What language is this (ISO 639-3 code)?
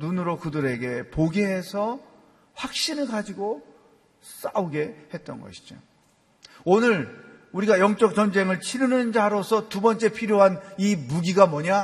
kor